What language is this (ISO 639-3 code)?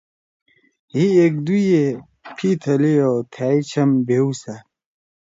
trw